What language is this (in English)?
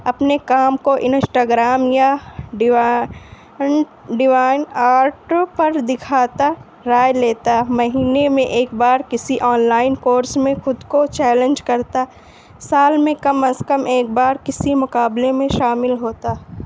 Urdu